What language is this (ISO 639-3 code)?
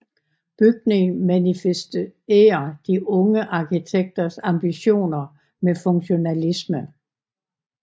dan